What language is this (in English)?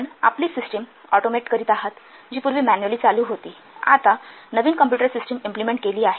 Marathi